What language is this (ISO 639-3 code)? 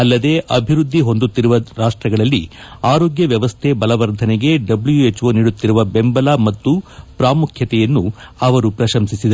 kan